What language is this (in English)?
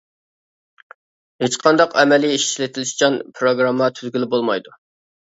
Uyghur